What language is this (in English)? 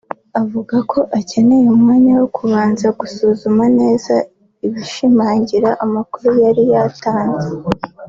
Kinyarwanda